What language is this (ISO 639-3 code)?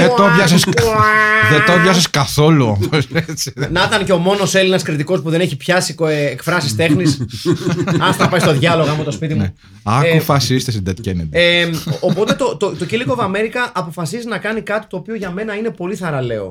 ell